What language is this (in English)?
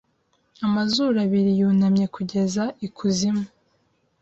Kinyarwanda